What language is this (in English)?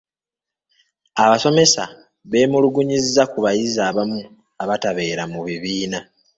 Ganda